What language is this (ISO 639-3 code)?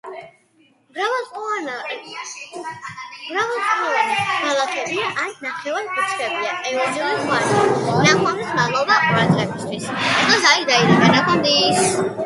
kat